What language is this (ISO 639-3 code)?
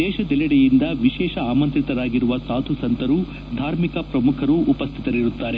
kan